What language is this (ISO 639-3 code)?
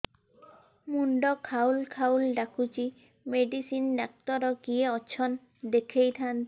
ori